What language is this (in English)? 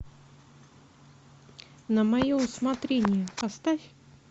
Russian